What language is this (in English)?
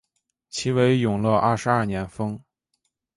Chinese